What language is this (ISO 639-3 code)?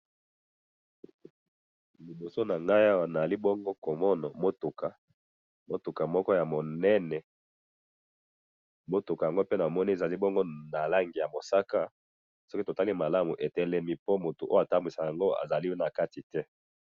lin